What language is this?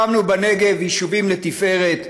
Hebrew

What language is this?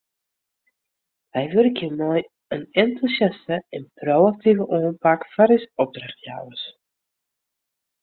Western Frisian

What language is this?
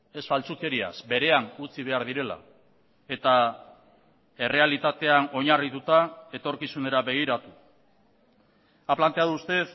Basque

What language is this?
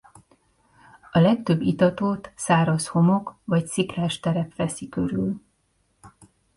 Hungarian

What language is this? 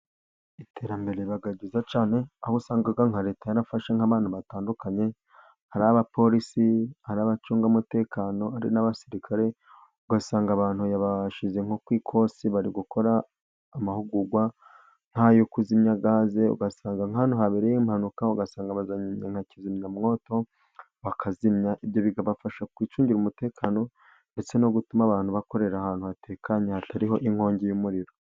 Kinyarwanda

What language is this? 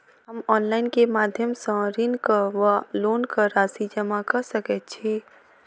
Maithili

